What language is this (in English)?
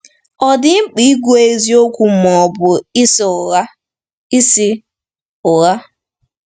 Igbo